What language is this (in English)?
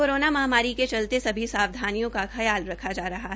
Hindi